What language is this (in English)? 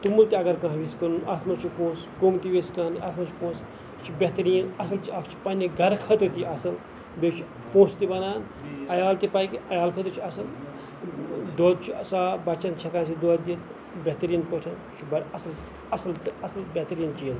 Kashmiri